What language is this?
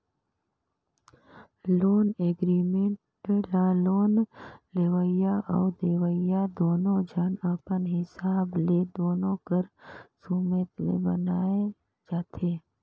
Chhattisgarhi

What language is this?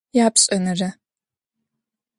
Adyghe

